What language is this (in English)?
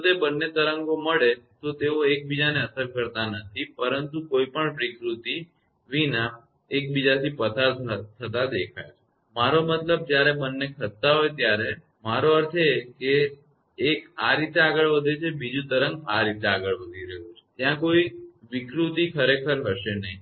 Gujarati